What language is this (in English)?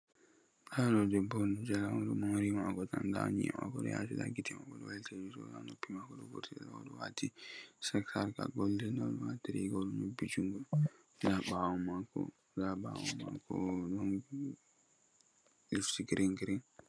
Fula